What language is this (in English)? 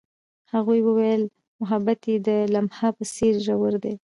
Pashto